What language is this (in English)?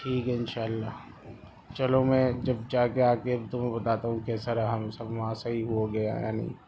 Urdu